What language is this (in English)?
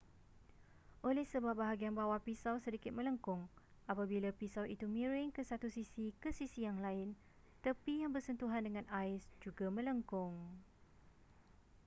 Malay